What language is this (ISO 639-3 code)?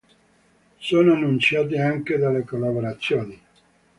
ita